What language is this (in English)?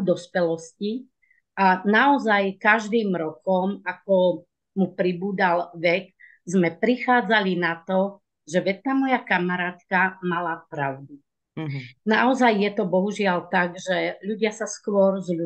Slovak